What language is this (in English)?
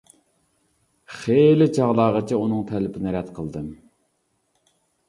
Uyghur